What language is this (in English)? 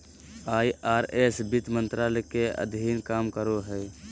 Magahi